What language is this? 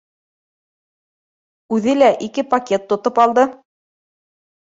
Bashkir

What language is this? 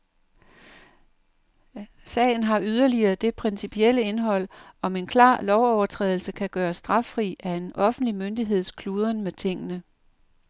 Danish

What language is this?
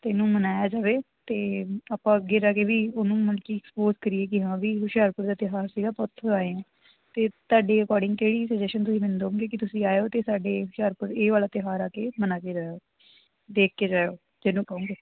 Punjabi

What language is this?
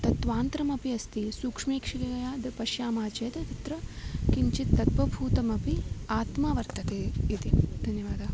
Sanskrit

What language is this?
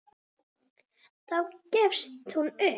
Icelandic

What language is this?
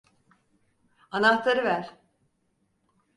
Turkish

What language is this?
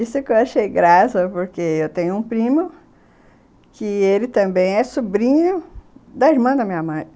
Portuguese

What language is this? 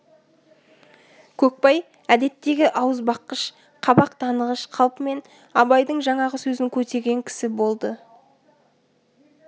Kazakh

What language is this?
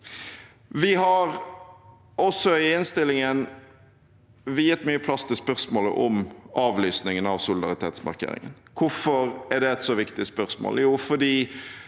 Norwegian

